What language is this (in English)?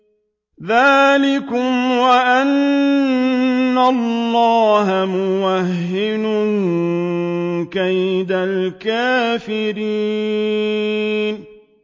Arabic